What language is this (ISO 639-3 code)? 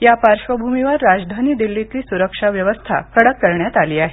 mar